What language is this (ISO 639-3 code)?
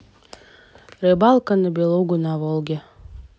rus